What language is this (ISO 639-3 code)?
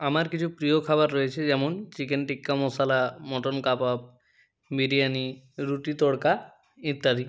ben